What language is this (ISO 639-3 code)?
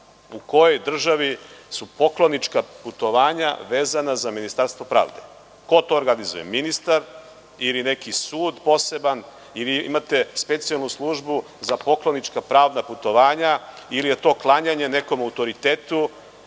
srp